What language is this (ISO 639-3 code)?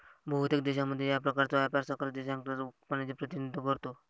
mar